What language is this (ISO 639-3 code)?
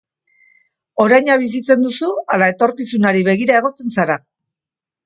eus